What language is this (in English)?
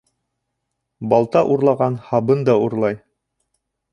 Bashkir